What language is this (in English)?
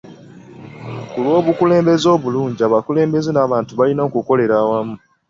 Ganda